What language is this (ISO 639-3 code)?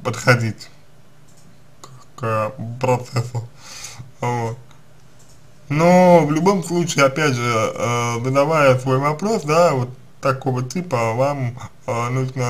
rus